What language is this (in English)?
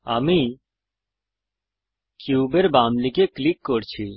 Bangla